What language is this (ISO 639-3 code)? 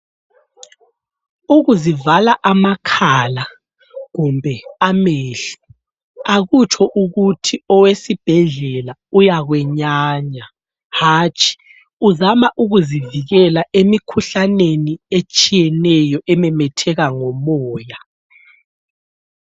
nde